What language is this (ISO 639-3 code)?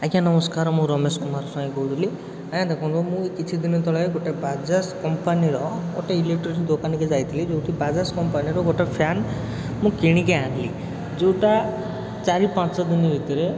ori